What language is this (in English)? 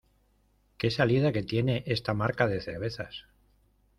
Spanish